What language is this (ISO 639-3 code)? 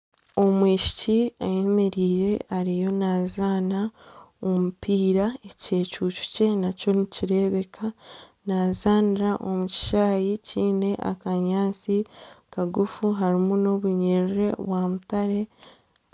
nyn